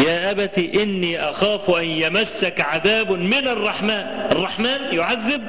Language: Arabic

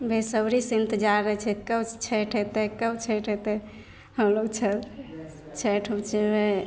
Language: Maithili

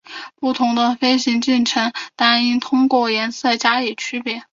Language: Chinese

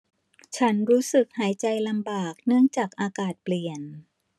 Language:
Thai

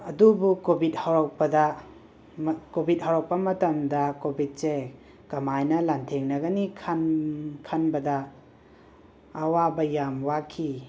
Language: Manipuri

